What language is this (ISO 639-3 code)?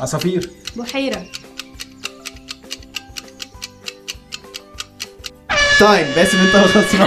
ara